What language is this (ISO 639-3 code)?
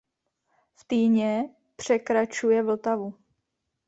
ces